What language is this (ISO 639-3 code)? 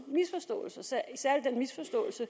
dan